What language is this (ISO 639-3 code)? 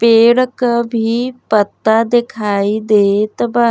bho